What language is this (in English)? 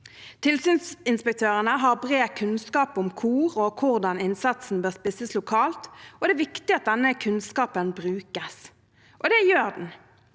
Norwegian